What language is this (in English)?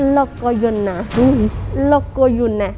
Thai